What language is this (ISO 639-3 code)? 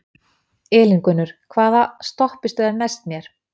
isl